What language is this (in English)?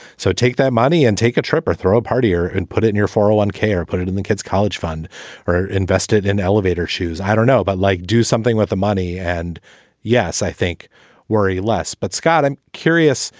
English